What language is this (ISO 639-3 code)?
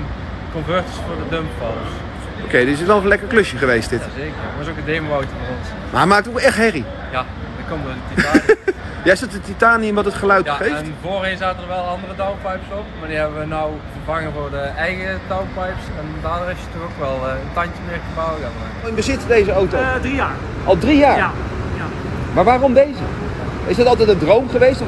nld